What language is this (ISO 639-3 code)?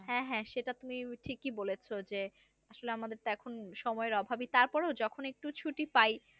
ben